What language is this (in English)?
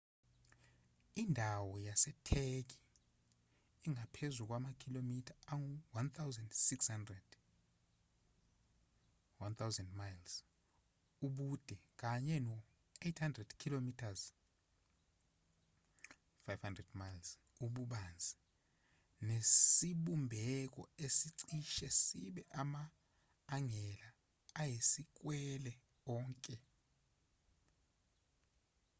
Zulu